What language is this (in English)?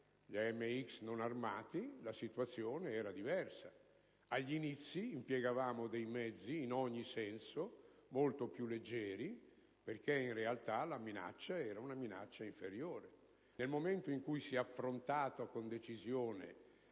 Italian